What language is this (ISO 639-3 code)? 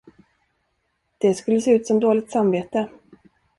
swe